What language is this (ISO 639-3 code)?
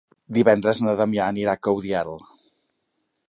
cat